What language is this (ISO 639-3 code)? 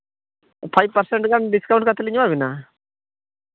sat